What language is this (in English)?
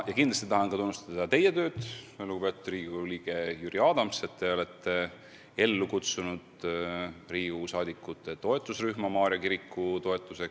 Estonian